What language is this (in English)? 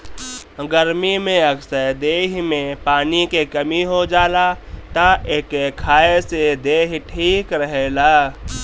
Bhojpuri